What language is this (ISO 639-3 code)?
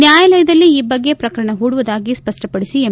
kan